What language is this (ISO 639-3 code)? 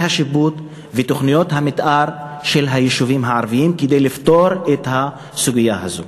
heb